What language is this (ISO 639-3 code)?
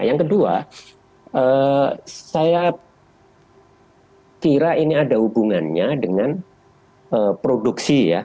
ind